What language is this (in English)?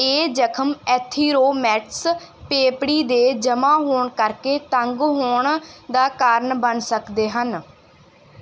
Punjabi